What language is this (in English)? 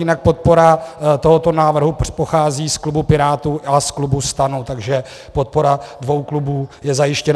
Czech